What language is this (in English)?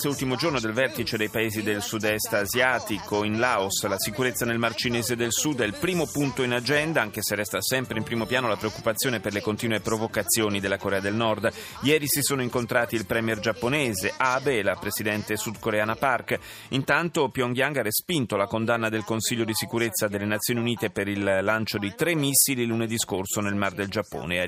Italian